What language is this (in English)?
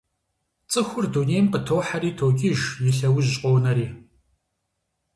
Kabardian